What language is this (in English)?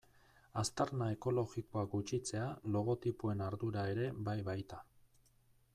Basque